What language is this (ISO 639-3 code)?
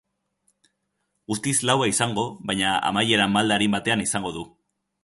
eus